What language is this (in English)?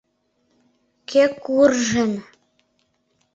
Mari